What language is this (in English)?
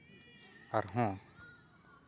Santali